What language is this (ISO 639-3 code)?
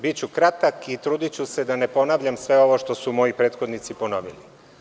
srp